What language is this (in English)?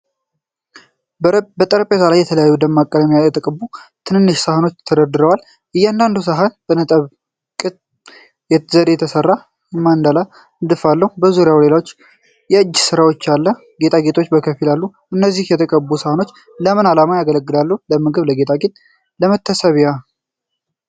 Amharic